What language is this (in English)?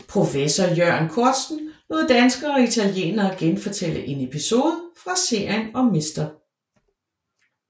Danish